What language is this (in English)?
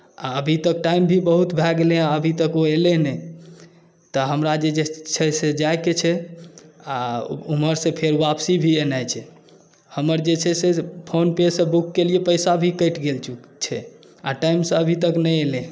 Maithili